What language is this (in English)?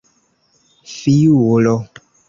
Esperanto